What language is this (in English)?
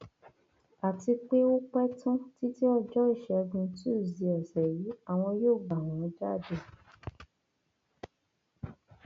Yoruba